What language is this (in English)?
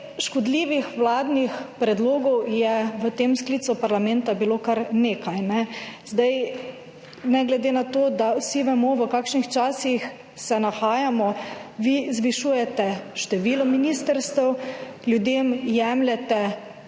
Slovenian